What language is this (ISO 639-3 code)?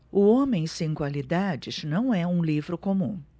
por